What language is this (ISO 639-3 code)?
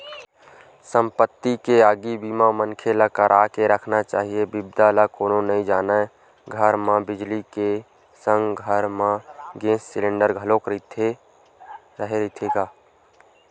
hne